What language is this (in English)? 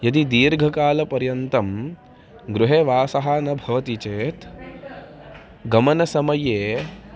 Sanskrit